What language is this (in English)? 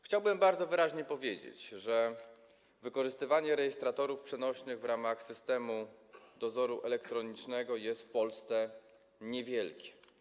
Polish